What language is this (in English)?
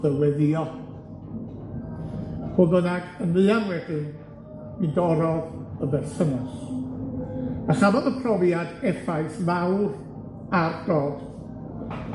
Welsh